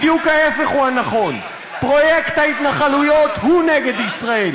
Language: Hebrew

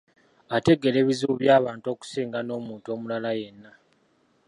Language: Ganda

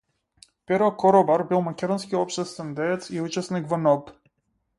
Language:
Macedonian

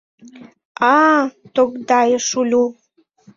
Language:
Mari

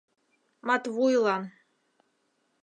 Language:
Mari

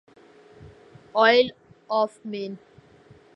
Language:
Urdu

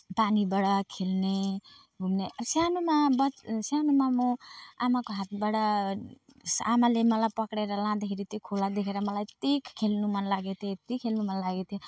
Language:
Nepali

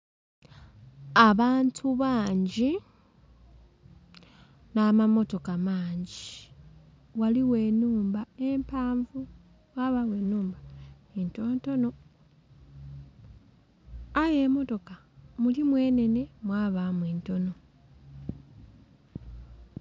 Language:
Soga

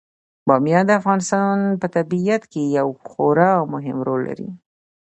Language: Pashto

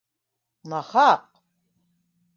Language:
Bashkir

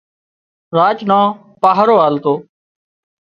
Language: Wadiyara Koli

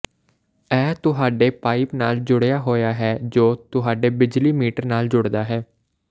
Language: Punjabi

